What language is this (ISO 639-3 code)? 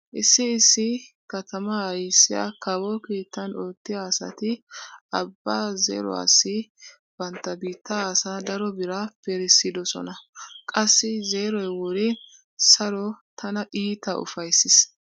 wal